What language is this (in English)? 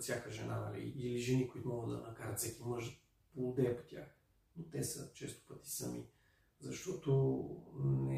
Bulgarian